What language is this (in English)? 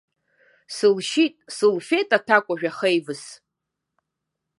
Abkhazian